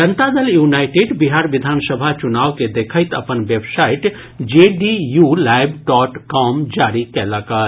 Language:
Maithili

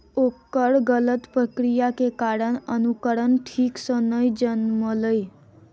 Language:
Maithili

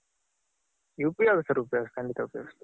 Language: Kannada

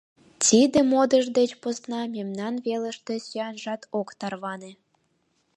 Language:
Mari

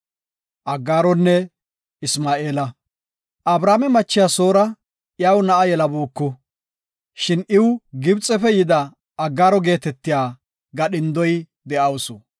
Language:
Gofa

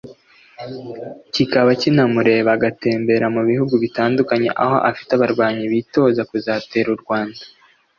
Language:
Kinyarwanda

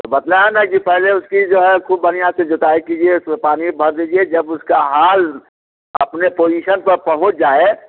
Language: Hindi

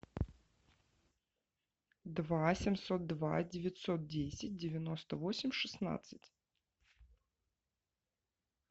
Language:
Russian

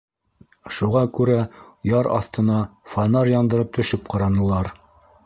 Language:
Bashkir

